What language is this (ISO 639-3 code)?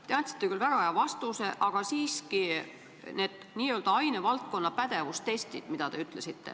est